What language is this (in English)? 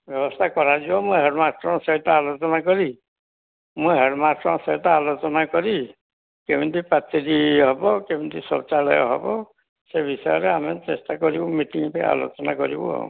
Odia